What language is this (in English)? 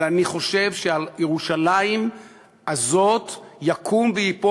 Hebrew